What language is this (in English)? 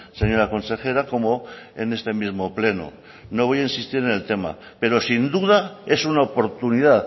Spanish